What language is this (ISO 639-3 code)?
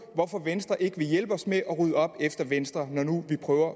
dan